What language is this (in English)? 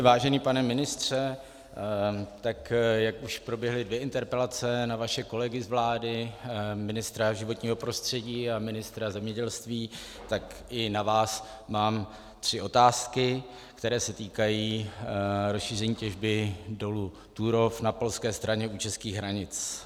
Czech